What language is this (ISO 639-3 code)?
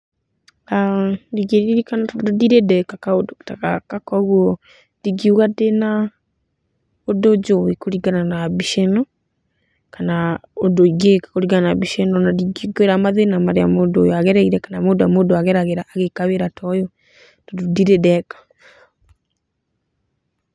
kik